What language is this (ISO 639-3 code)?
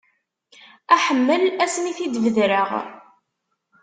kab